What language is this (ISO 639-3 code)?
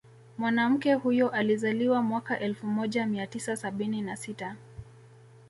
swa